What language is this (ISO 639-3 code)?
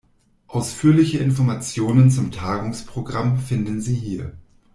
deu